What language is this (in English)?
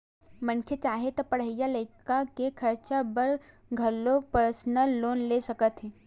Chhattisgarhi